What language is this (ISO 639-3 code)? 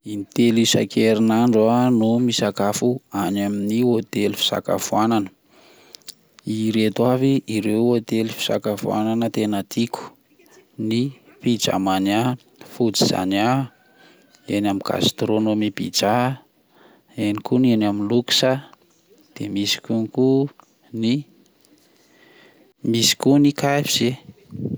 mlg